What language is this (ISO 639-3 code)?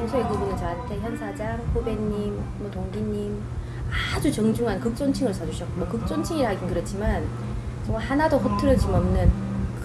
kor